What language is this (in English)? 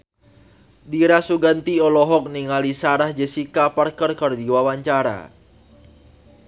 Sundanese